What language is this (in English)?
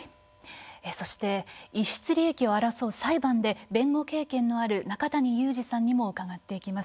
Japanese